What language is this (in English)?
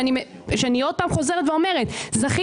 Hebrew